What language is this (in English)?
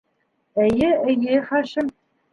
Bashkir